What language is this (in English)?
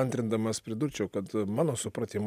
Lithuanian